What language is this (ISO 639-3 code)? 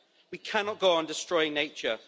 eng